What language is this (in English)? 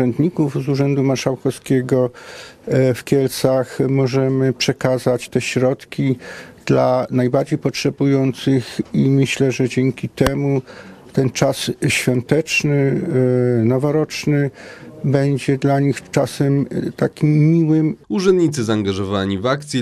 Polish